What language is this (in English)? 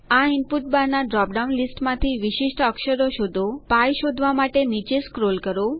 Gujarati